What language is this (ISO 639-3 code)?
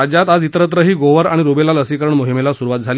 mar